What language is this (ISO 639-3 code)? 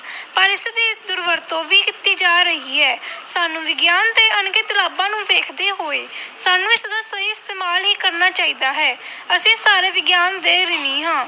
pan